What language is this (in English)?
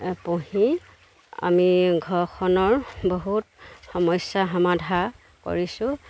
Assamese